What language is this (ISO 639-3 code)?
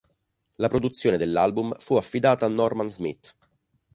ita